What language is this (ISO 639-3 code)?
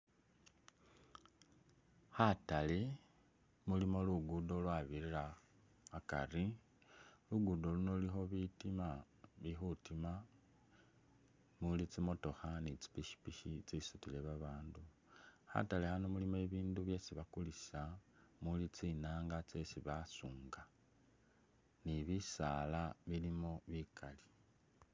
myx